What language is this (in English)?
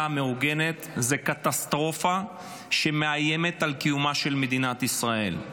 Hebrew